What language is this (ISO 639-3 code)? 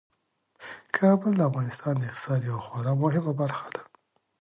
pus